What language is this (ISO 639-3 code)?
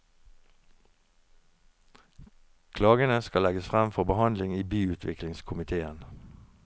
nor